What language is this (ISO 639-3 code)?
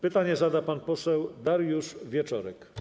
pol